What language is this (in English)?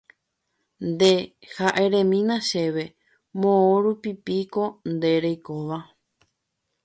Guarani